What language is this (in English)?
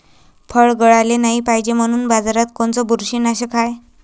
Marathi